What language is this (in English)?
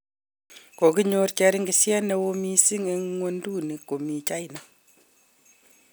Kalenjin